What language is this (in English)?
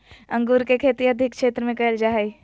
Magahi